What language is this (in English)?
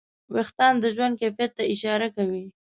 Pashto